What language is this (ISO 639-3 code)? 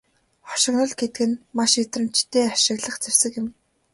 mon